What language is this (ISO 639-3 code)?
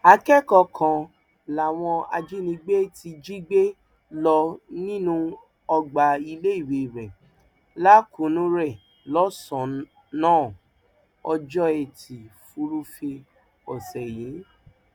yor